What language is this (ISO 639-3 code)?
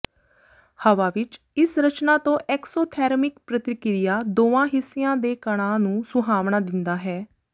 pan